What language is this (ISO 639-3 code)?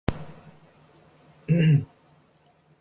eng